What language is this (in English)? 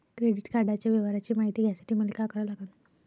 Marathi